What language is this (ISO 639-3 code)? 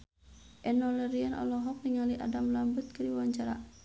sun